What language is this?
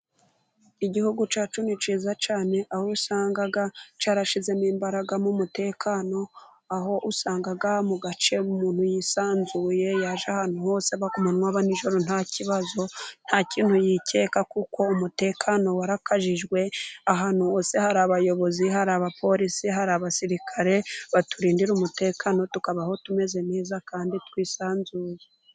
Kinyarwanda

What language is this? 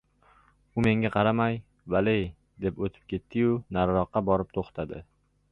Uzbek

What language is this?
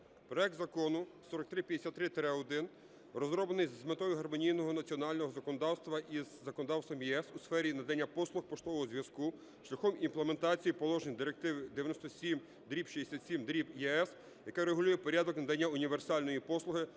Ukrainian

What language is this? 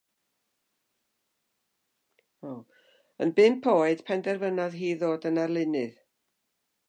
Welsh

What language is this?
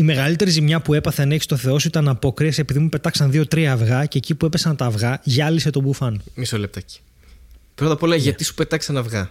Greek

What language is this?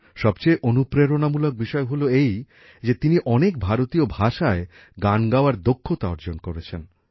Bangla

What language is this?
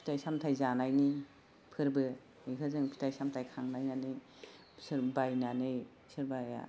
Bodo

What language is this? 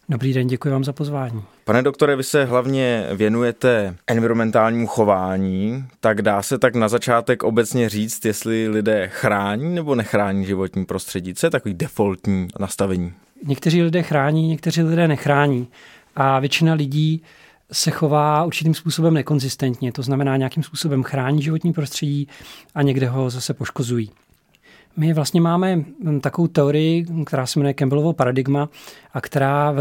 Czech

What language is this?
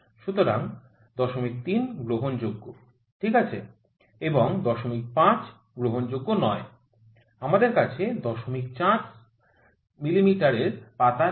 Bangla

